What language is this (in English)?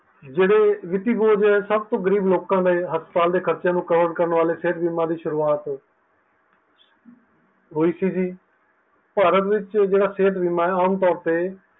Punjabi